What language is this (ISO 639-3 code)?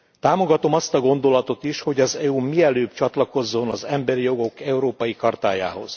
hun